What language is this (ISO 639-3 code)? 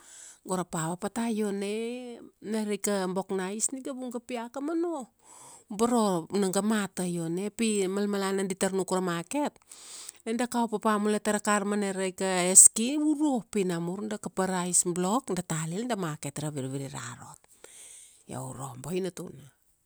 ksd